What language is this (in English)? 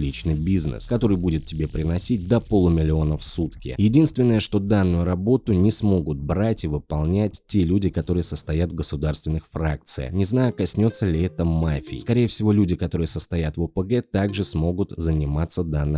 Russian